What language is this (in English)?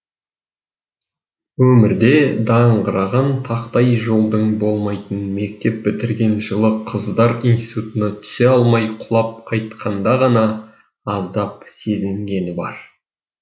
Kazakh